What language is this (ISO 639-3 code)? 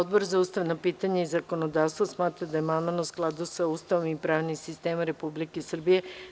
srp